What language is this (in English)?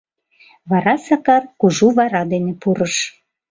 Mari